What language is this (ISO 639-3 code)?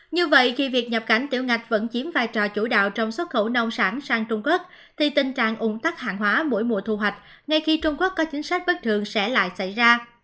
vie